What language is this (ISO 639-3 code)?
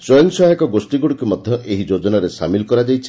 ori